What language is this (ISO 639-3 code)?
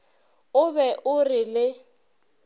nso